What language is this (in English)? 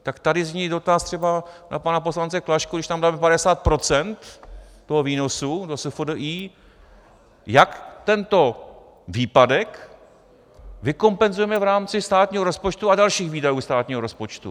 Czech